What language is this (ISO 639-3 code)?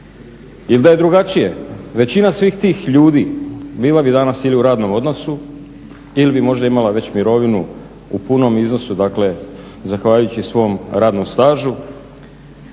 hrv